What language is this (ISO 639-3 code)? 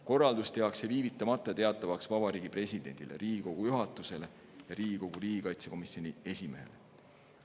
est